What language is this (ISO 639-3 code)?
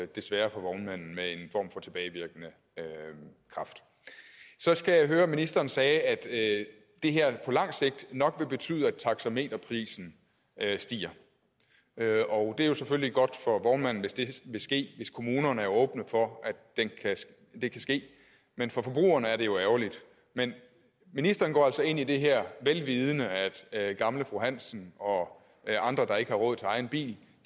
dan